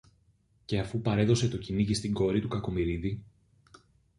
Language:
Greek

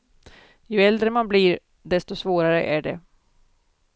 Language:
Swedish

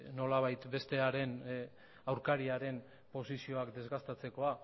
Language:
Basque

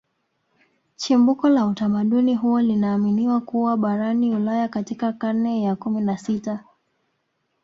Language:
Swahili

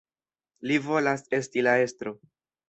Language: Esperanto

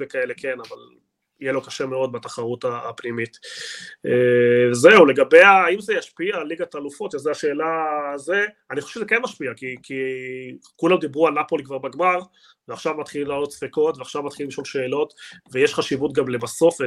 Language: Hebrew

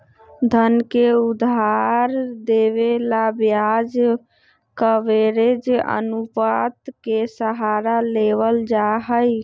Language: Magahi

